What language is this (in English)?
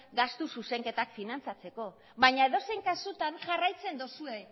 Basque